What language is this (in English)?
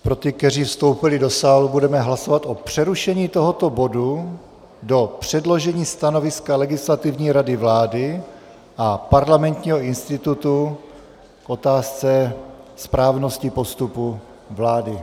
Czech